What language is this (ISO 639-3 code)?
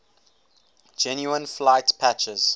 eng